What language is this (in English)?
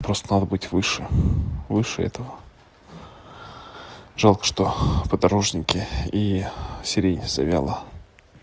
Russian